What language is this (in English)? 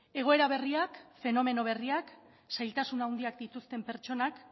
Basque